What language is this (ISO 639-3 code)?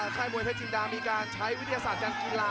tha